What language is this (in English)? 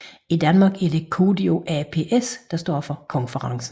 Danish